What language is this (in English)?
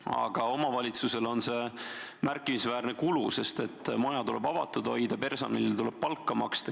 Estonian